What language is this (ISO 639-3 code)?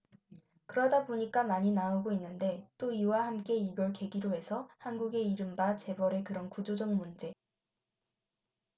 kor